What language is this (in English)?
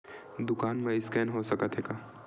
Chhattisgarhi